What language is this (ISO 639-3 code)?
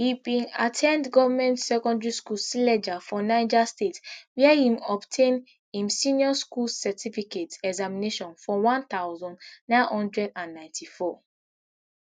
pcm